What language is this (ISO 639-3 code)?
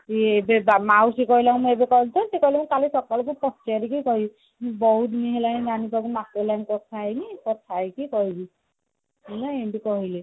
ori